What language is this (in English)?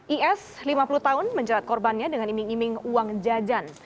Indonesian